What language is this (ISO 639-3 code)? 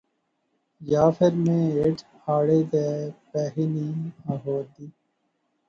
phr